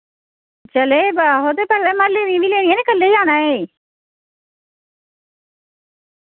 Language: Dogri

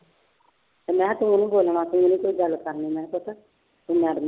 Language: Punjabi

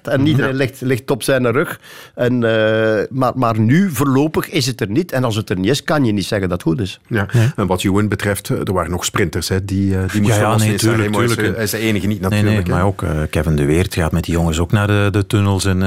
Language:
Dutch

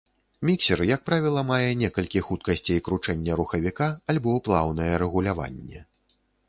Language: Belarusian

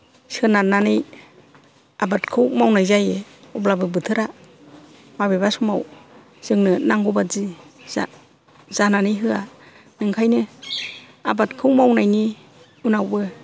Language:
Bodo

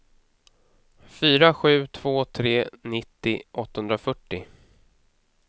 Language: Swedish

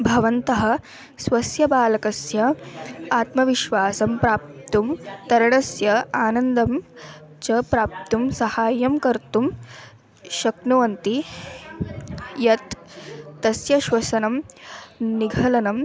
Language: Sanskrit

